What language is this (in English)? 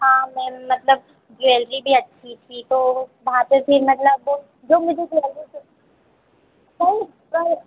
Hindi